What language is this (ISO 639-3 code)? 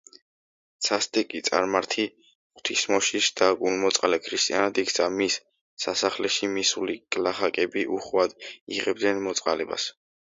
kat